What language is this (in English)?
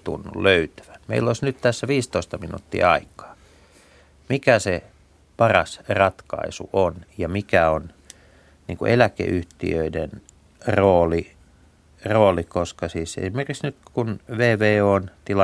Finnish